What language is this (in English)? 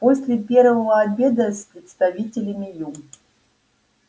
Russian